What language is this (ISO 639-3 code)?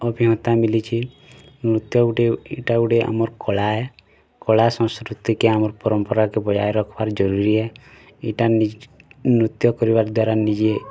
ori